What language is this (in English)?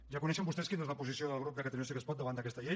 Catalan